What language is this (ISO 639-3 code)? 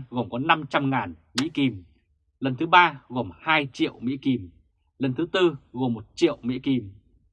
vie